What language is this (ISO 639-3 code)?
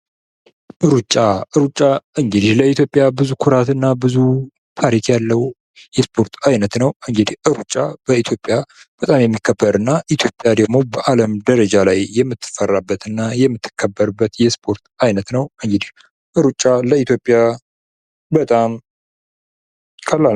amh